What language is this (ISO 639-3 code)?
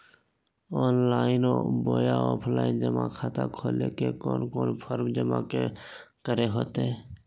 mag